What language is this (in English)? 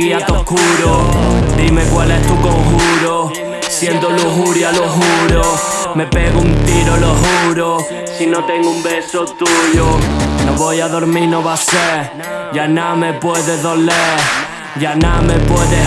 Italian